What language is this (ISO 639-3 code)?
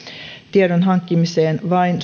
fin